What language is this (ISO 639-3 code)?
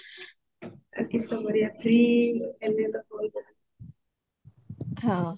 ori